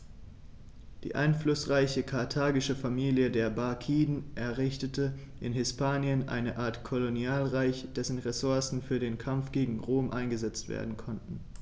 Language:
German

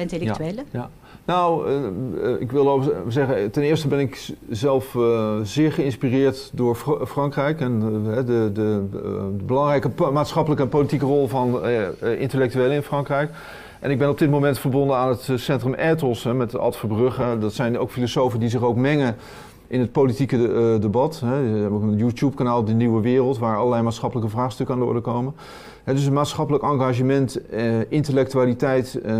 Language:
Dutch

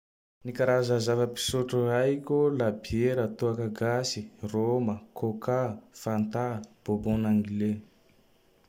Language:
Tandroy-Mahafaly Malagasy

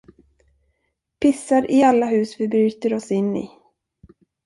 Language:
Swedish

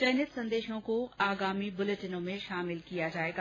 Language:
Hindi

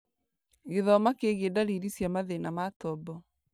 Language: Kikuyu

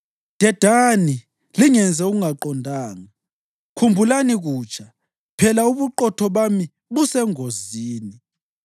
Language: North Ndebele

